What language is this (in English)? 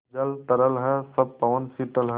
Hindi